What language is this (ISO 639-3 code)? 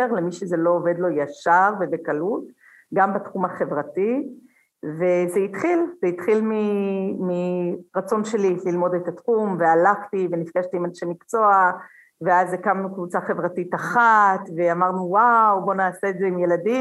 heb